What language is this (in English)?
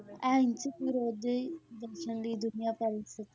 Punjabi